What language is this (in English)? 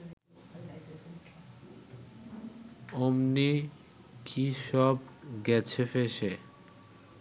Bangla